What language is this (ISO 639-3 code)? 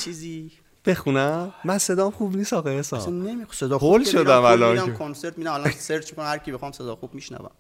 fas